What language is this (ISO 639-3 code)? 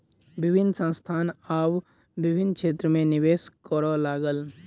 mai